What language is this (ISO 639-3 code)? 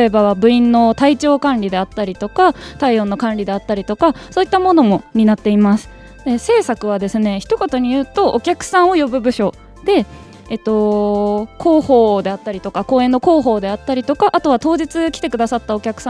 jpn